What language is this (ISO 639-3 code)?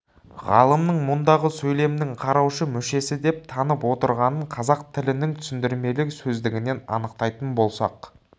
kaz